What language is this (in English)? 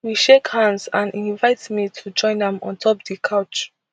Nigerian Pidgin